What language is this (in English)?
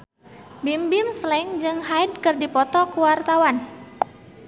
Sundanese